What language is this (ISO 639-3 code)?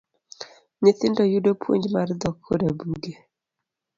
luo